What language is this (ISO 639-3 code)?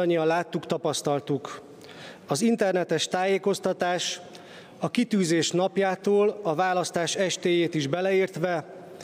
hun